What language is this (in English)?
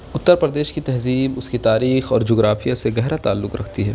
Urdu